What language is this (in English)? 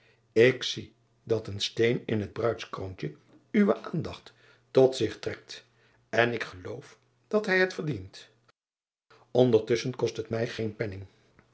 Dutch